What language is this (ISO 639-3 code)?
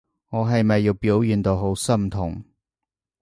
yue